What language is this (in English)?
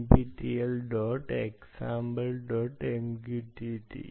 Malayalam